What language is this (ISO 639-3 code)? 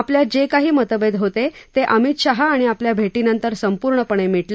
mar